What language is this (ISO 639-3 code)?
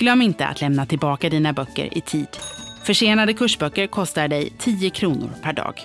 swe